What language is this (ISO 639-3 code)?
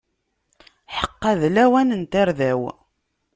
kab